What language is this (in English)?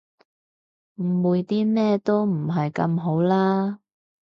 Cantonese